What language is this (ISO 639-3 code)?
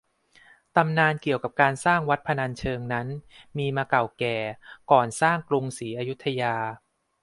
tha